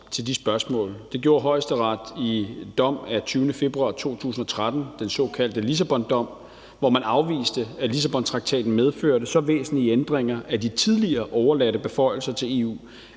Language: Danish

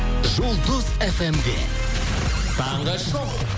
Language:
Kazakh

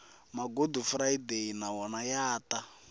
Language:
Tsonga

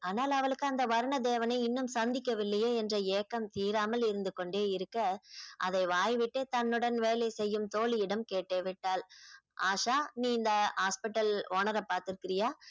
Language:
Tamil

